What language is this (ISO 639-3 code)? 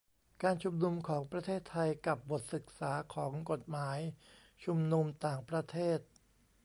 tha